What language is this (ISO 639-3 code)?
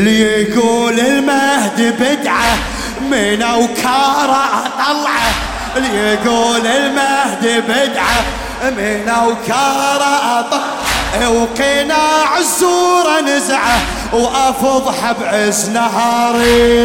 ara